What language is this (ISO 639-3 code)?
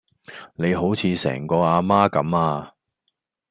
yue